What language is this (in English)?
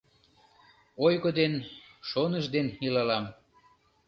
Mari